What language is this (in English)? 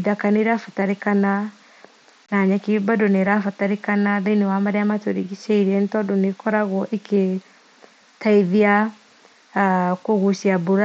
Kikuyu